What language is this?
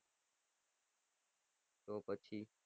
Gujarati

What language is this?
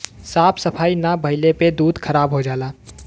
Bhojpuri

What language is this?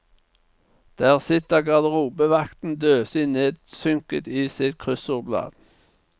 Norwegian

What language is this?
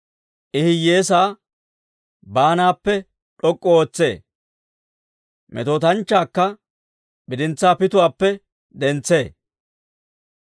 Dawro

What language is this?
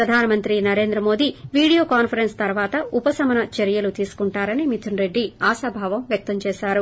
Telugu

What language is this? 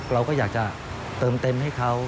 Thai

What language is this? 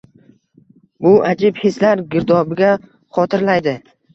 Uzbek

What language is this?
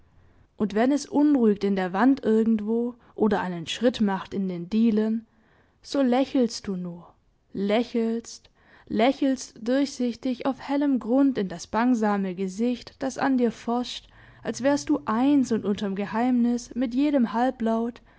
German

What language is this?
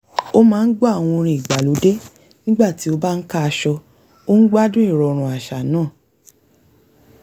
Yoruba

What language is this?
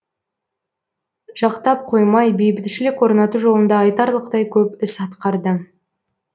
Kazakh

